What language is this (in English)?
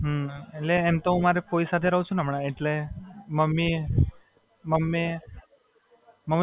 Gujarati